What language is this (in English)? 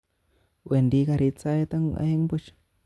Kalenjin